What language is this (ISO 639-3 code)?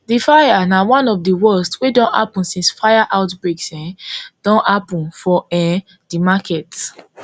pcm